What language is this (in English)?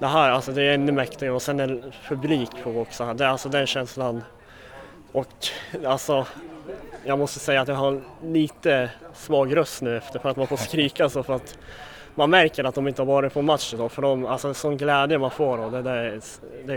Swedish